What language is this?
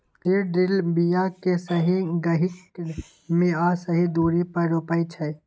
Maithili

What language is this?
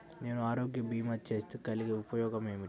Telugu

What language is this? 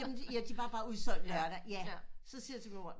Danish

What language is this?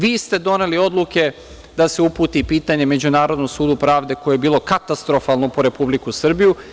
Serbian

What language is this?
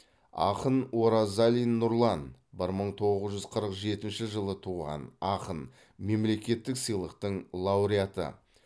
Kazakh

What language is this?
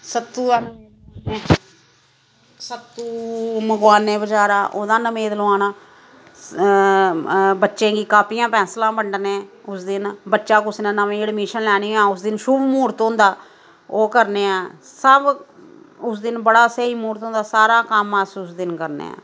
Dogri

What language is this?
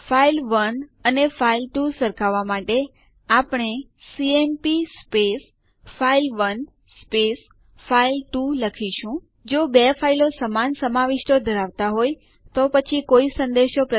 Gujarati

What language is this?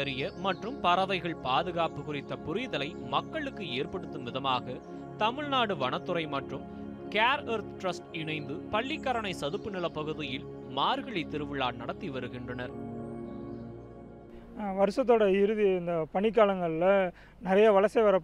Tamil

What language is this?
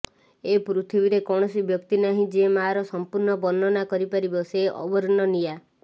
Odia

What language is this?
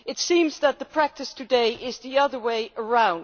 English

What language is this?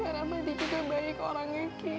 Indonesian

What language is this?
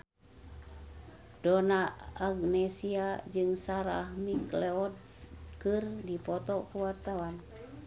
Sundanese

